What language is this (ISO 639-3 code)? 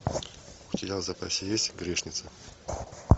rus